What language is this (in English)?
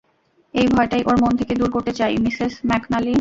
Bangla